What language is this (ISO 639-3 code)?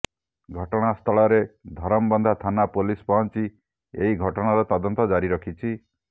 ori